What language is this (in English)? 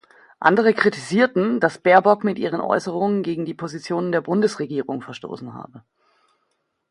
German